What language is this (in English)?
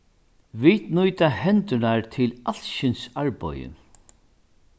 Faroese